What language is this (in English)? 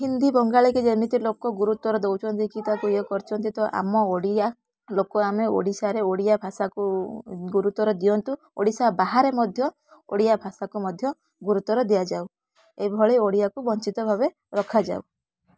Odia